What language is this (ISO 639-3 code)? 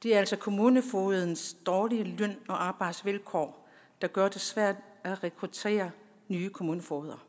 dan